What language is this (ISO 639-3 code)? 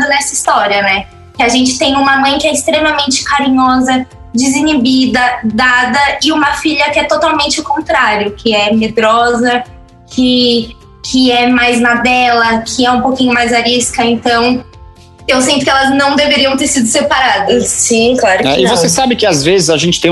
por